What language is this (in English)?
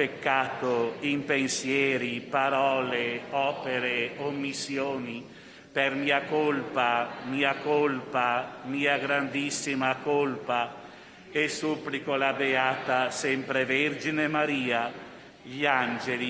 Italian